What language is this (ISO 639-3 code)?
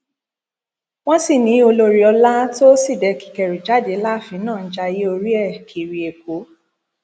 yor